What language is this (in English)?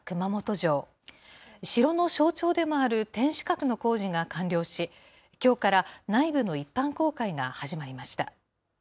Japanese